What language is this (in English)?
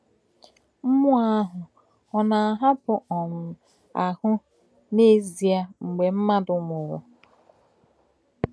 Igbo